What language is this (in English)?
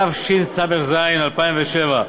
Hebrew